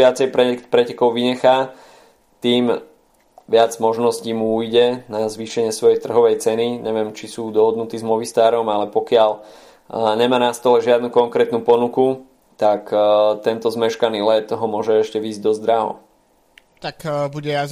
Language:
Slovak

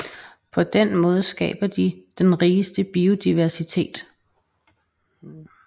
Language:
Danish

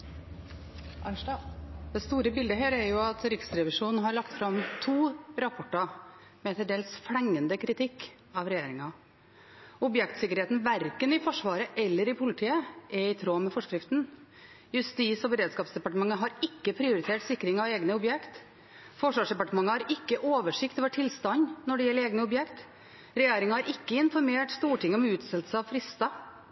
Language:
Norwegian Bokmål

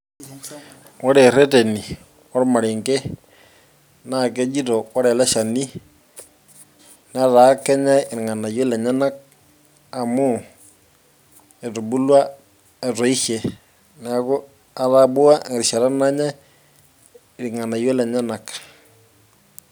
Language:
Masai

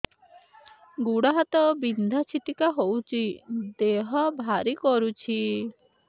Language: Odia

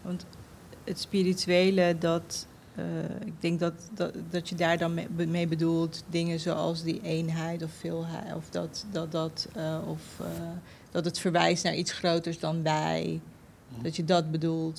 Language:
Dutch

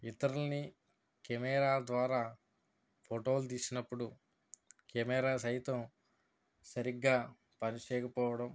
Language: Telugu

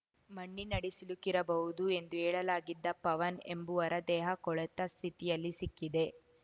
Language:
Kannada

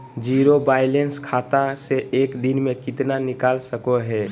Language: Magahi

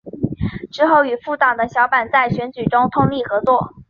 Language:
Chinese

